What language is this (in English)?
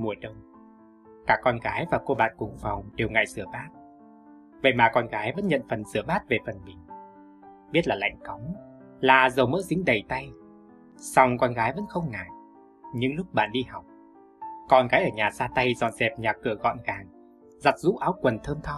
Vietnamese